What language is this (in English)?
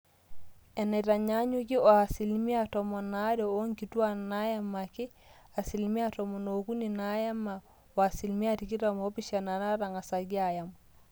Masai